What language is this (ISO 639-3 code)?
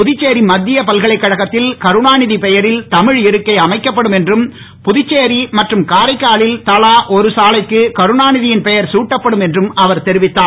tam